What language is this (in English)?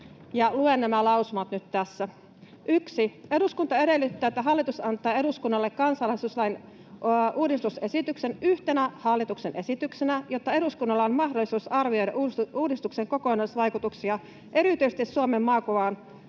Finnish